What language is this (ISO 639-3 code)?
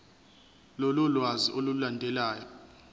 zul